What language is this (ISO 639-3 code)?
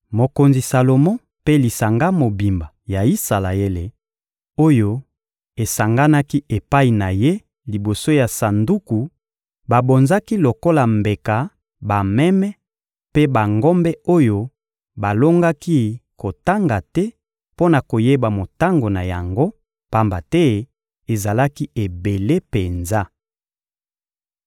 lin